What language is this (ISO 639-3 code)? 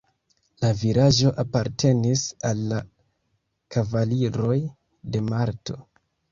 epo